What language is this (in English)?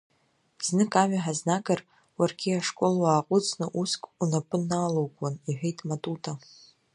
Abkhazian